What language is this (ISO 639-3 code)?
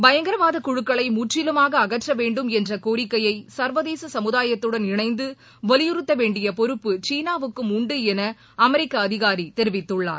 tam